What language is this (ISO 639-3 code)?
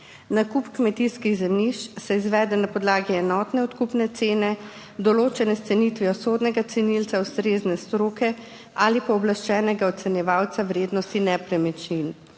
slv